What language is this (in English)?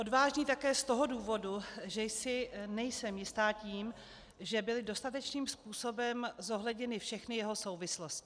Czech